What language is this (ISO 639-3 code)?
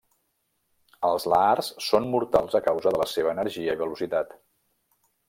cat